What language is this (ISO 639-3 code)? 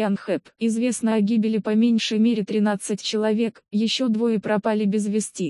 rus